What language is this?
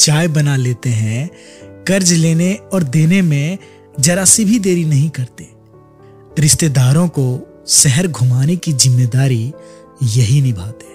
Hindi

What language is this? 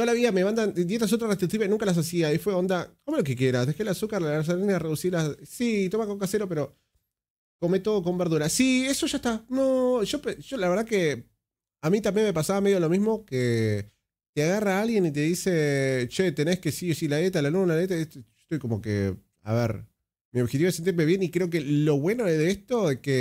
Spanish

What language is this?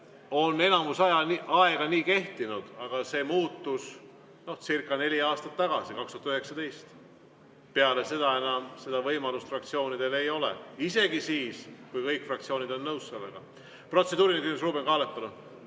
Estonian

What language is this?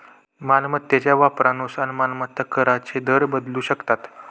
Marathi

